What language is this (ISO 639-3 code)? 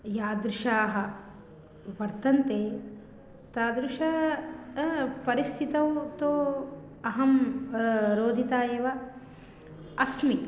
san